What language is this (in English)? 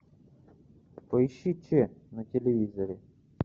Russian